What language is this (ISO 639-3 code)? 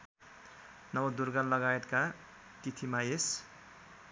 nep